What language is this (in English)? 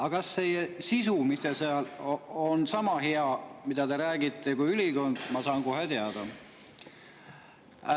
Estonian